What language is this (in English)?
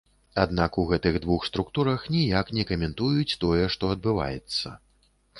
Belarusian